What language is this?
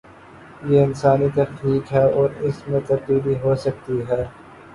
Urdu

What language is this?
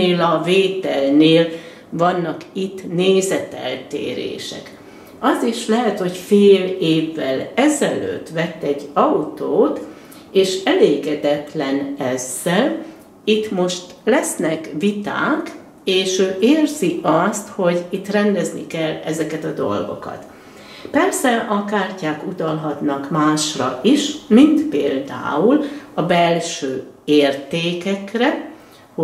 Hungarian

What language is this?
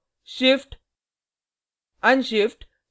Hindi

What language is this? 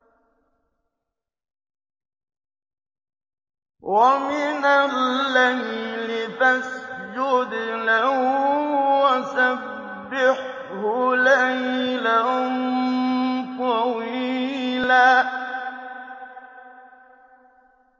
Arabic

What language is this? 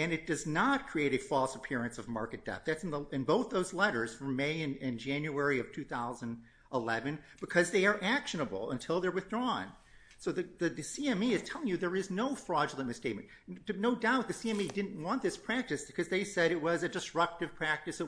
English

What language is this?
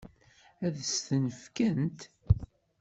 Kabyle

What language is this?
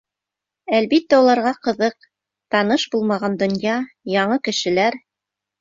Bashkir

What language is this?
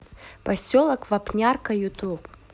Russian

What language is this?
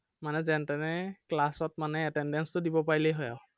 Assamese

